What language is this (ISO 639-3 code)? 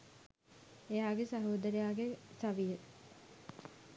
sin